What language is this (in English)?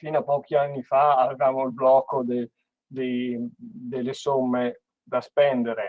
Italian